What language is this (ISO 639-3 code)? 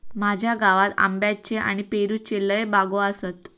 mar